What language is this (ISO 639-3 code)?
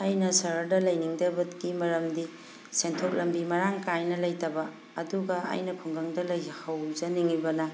mni